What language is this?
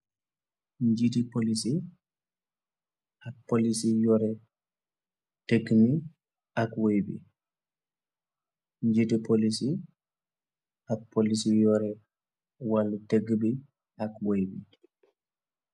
Wolof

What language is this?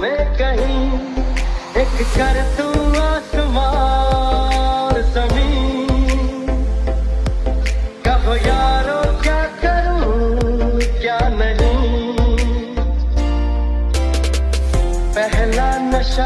Arabic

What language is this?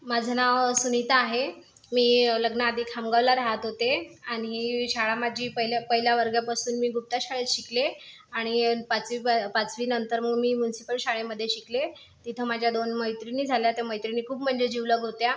Marathi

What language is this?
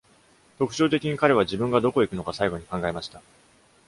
Japanese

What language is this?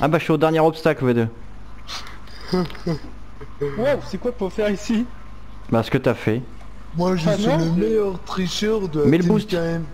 French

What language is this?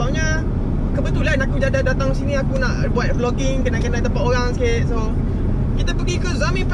Malay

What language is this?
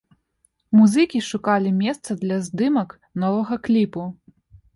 Belarusian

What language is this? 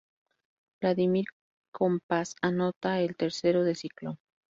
Spanish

